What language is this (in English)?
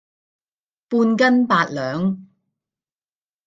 Cantonese